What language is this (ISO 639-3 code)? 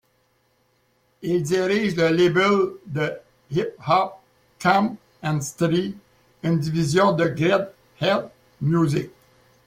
fra